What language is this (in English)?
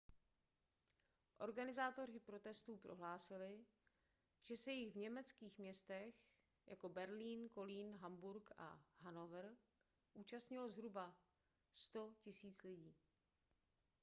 Czech